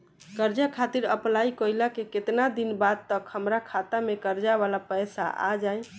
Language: Bhojpuri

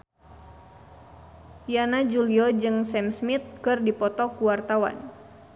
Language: Sundanese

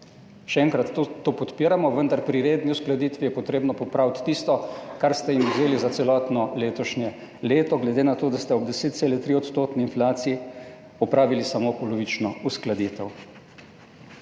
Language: Slovenian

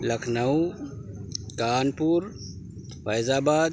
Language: Urdu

